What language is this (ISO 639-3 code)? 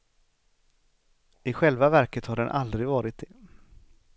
swe